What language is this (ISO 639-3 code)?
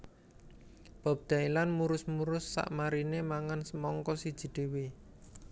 jav